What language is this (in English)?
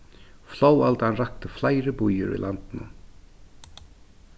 Faroese